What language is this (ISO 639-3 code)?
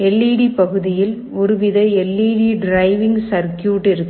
tam